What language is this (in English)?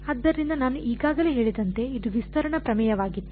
Kannada